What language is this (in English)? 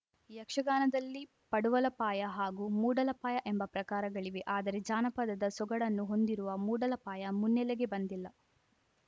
Kannada